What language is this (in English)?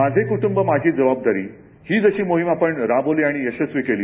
Marathi